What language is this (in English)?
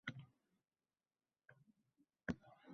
Uzbek